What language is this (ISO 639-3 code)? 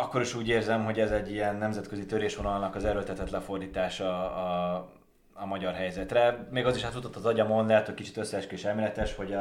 hun